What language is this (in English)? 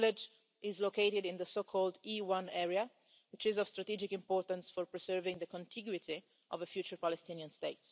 English